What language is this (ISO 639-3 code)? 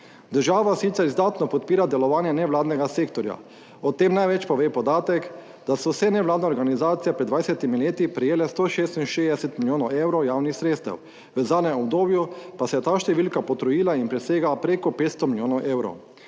slv